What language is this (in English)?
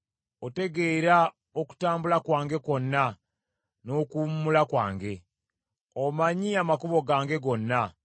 Ganda